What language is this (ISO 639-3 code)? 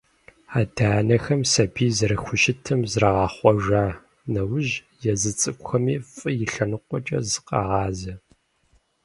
kbd